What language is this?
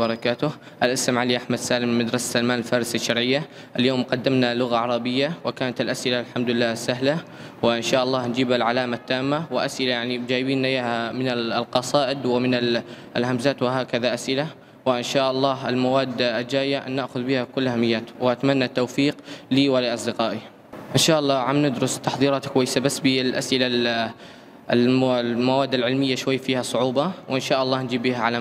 Arabic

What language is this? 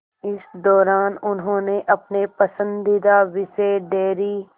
Hindi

